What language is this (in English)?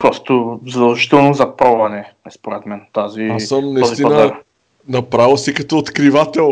Bulgarian